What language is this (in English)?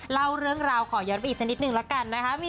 Thai